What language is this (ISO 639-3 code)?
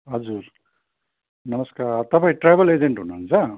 nep